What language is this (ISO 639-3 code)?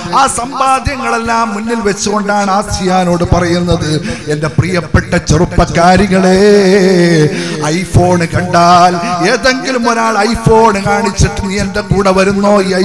ara